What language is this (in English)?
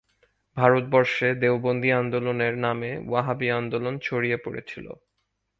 Bangla